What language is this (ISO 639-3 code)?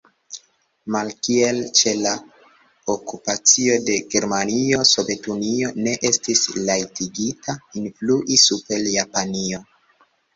epo